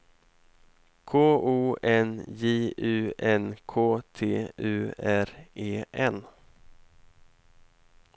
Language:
Swedish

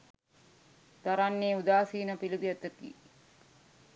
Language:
Sinhala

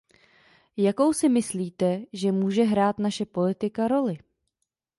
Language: Czech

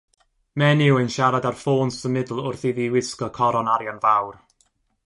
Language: Welsh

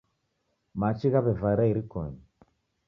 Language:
Taita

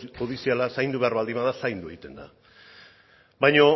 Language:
Basque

